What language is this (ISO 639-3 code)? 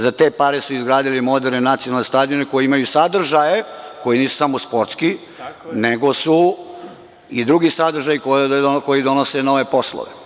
srp